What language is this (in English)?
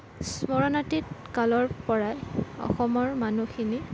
Assamese